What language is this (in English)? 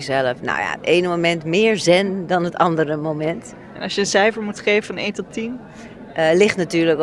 Dutch